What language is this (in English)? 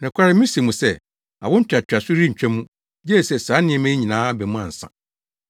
Akan